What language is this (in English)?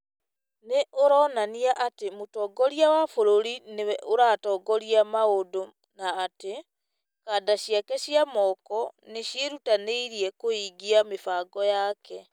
Kikuyu